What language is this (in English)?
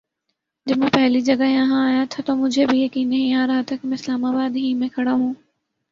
Urdu